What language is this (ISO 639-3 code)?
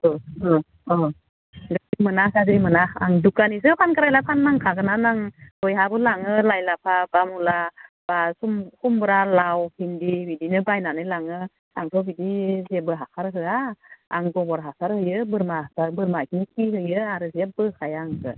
brx